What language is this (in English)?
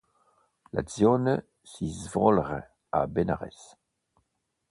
Italian